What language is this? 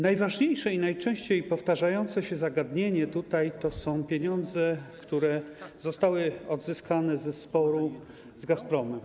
Polish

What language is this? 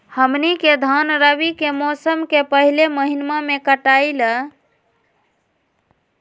Magahi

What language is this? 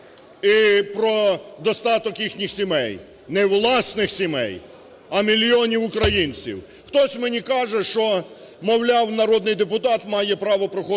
Ukrainian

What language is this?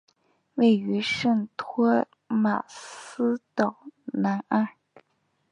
Chinese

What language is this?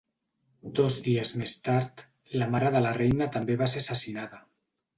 Catalan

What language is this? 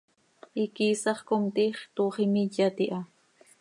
Seri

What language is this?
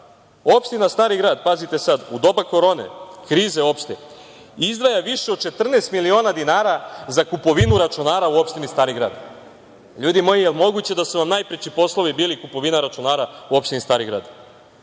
Serbian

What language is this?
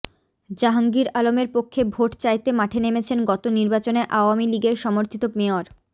Bangla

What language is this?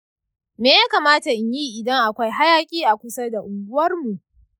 Hausa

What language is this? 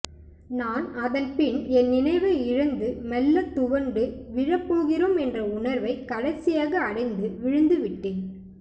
Tamil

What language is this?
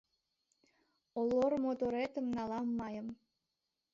Mari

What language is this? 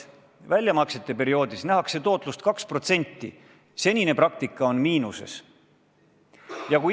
Estonian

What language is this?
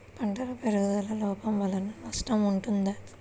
Telugu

